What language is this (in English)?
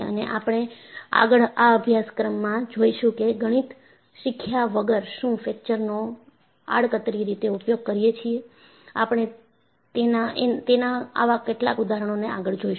Gujarati